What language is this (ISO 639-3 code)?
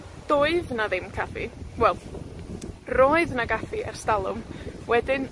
cym